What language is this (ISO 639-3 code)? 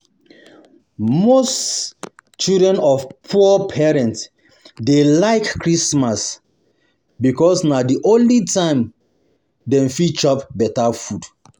pcm